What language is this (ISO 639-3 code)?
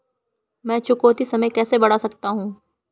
hin